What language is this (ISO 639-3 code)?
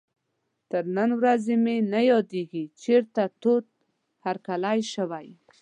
pus